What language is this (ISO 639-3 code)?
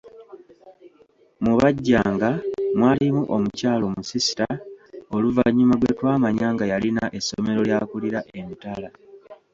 lug